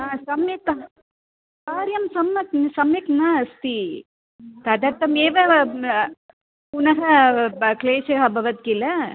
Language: Sanskrit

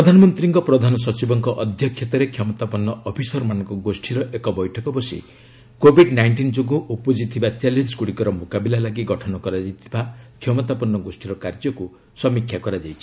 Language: Odia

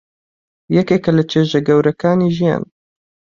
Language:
Central Kurdish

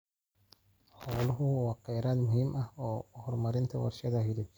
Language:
Somali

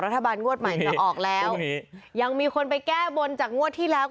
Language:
Thai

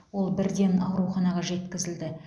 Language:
Kazakh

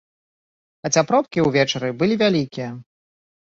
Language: Belarusian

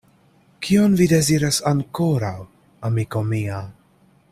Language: Esperanto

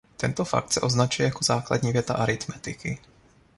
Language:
Czech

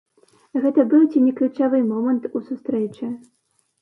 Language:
Belarusian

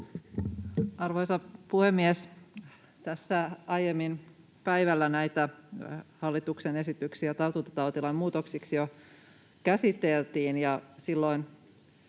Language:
Finnish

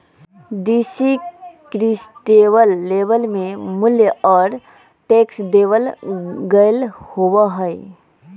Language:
Magahi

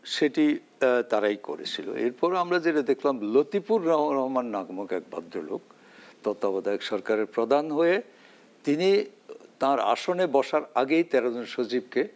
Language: Bangla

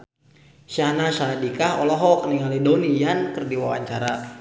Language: Sundanese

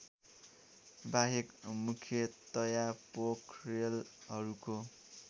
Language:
Nepali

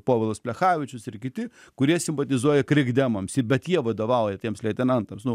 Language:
Lithuanian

